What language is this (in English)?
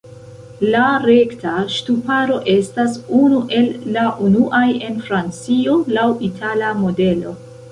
Esperanto